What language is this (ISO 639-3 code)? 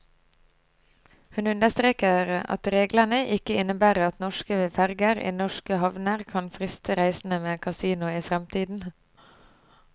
nor